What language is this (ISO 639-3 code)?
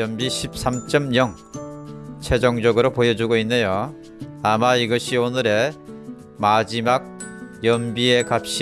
kor